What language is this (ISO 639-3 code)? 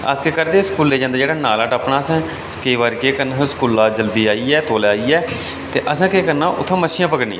doi